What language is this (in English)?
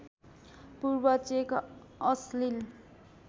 Nepali